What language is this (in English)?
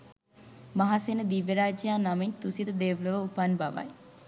Sinhala